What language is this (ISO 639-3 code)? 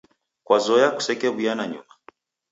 dav